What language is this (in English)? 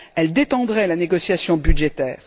French